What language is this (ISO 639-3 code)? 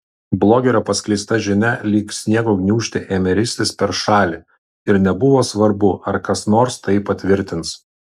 lit